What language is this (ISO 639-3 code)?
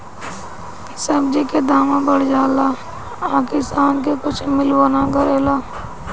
bho